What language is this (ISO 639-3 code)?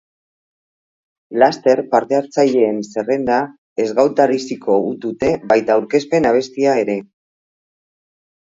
eus